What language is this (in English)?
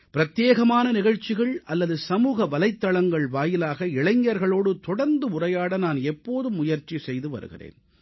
Tamil